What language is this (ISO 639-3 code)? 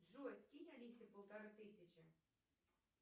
rus